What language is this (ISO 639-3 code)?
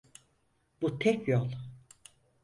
tur